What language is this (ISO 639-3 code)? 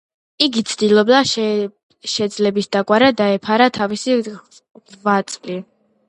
kat